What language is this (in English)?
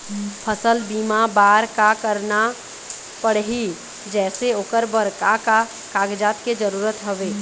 Chhattisgarhi